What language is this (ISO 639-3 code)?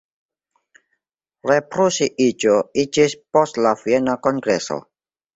epo